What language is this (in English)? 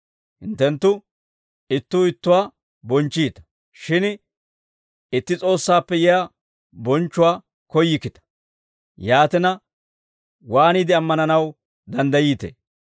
Dawro